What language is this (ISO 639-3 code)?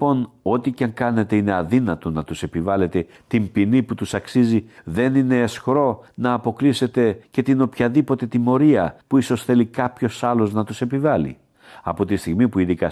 ell